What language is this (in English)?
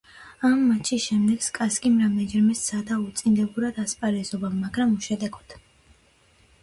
Georgian